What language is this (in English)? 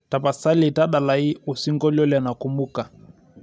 Masai